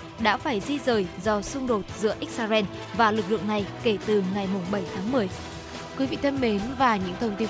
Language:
Vietnamese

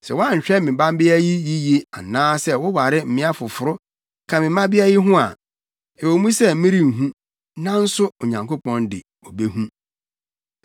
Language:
Akan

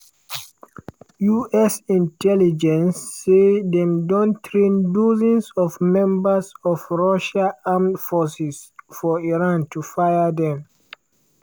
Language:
Nigerian Pidgin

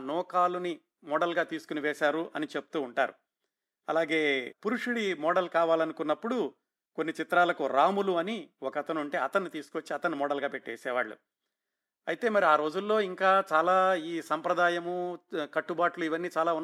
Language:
Telugu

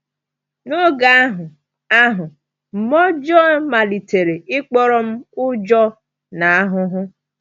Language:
Igbo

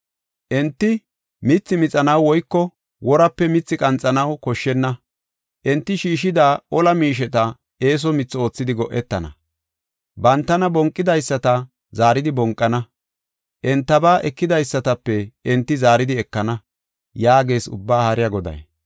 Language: Gofa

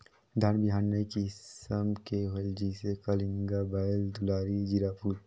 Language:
Chhattisgarhi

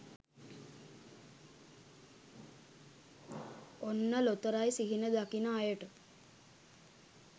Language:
Sinhala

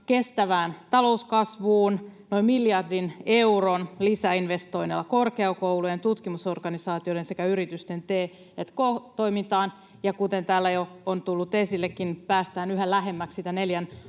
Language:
Finnish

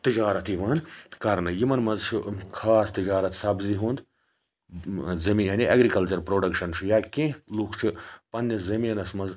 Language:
Kashmiri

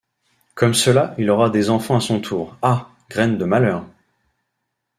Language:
French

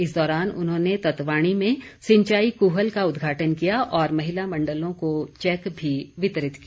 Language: Hindi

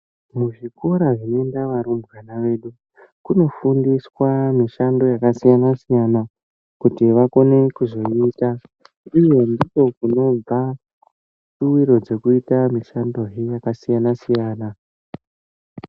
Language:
Ndau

